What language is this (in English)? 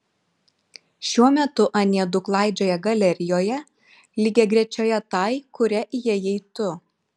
Lithuanian